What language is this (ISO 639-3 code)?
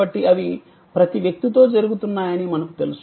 tel